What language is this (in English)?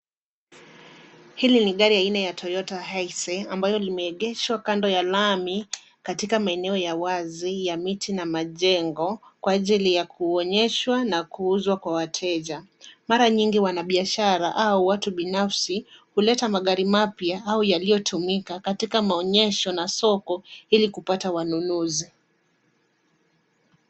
Swahili